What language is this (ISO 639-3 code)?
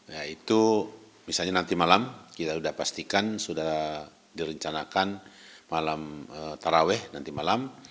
ind